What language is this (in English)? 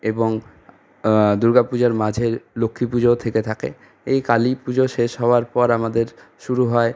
Bangla